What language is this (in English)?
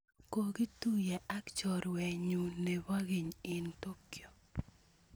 Kalenjin